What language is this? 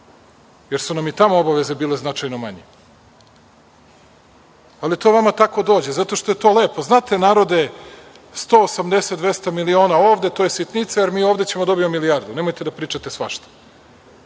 Serbian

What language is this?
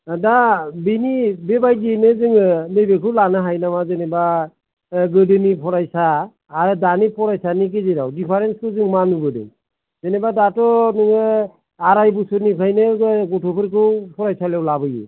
Bodo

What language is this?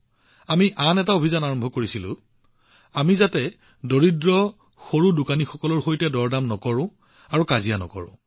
Assamese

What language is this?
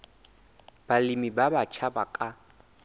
Southern Sotho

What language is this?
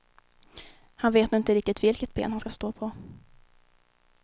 Swedish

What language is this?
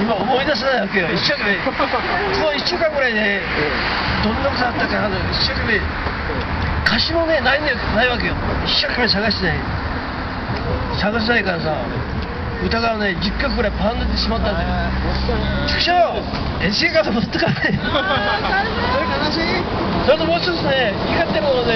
Japanese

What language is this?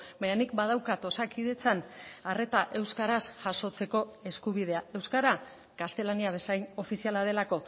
Basque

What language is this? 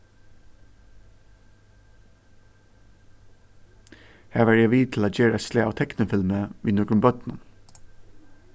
Faroese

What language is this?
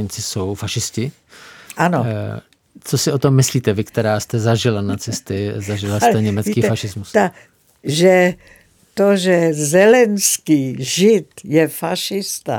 Czech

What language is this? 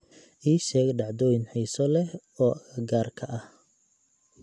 Somali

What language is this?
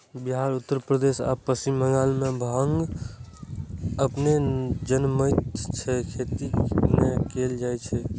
Maithili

